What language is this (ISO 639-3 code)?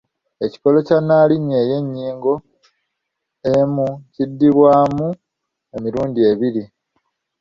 lug